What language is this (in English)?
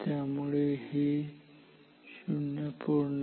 Marathi